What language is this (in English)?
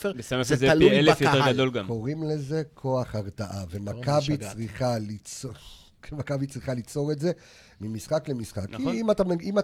Hebrew